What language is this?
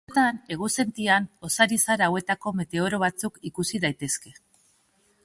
Basque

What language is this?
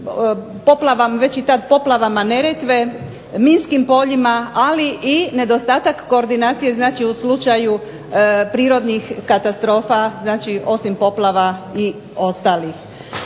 Croatian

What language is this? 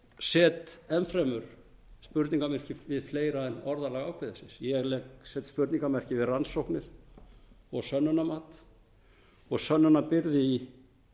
Icelandic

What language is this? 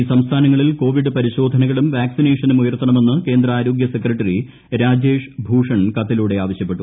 Malayalam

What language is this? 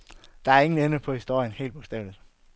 Danish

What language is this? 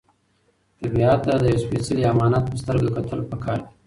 Pashto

